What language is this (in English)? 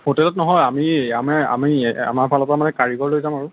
Assamese